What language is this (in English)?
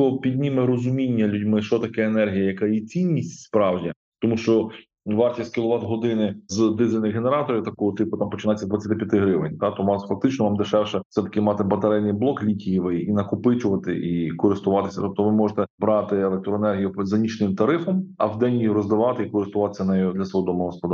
Ukrainian